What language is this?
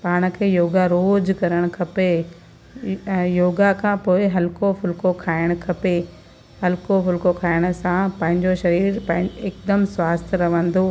Sindhi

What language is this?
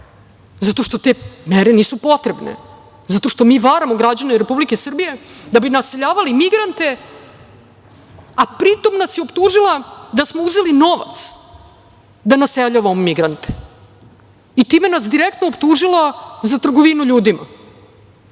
Serbian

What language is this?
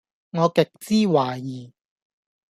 Cantonese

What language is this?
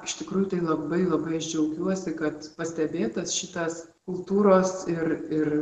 Lithuanian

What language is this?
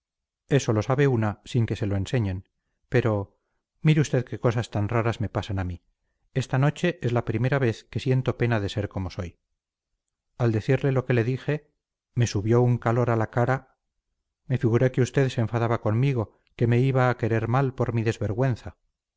Spanish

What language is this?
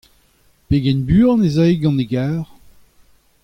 Breton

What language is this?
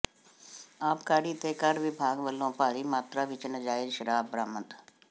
Punjabi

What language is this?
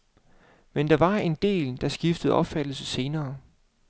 Danish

